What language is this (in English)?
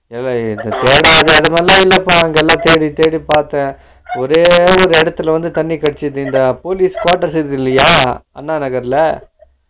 Tamil